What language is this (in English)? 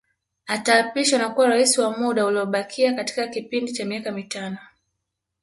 Swahili